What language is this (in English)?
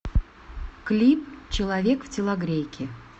Russian